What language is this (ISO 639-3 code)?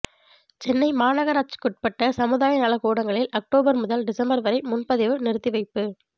tam